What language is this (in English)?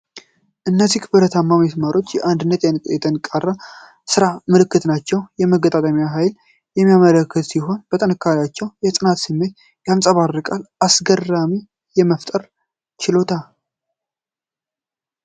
Amharic